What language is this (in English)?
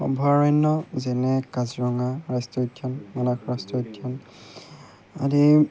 Assamese